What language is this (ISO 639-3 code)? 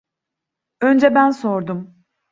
tur